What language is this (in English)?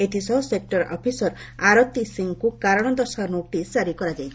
Odia